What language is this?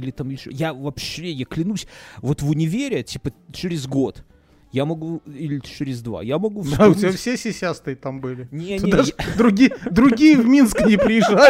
Russian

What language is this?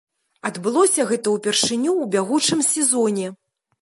Belarusian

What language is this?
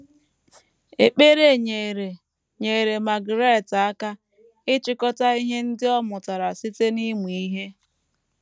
Igbo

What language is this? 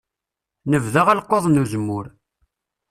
Kabyle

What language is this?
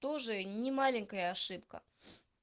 Russian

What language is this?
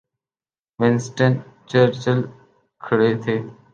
Urdu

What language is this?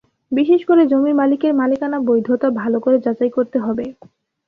Bangla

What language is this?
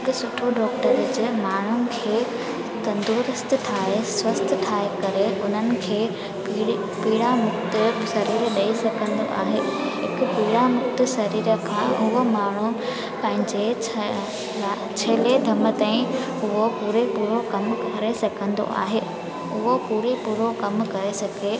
Sindhi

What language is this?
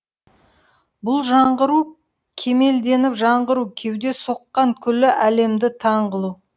Kazakh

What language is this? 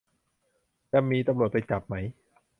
Thai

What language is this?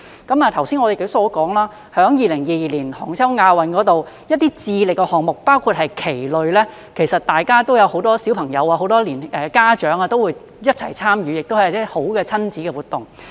Cantonese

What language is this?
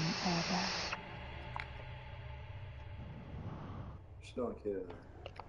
Arabic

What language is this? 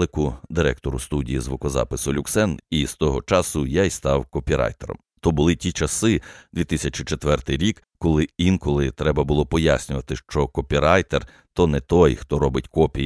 Ukrainian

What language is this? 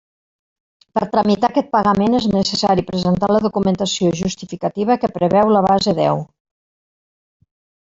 Catalan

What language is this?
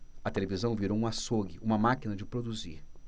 Portuguese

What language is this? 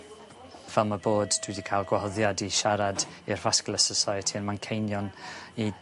Welsh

